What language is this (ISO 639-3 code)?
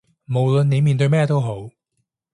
yue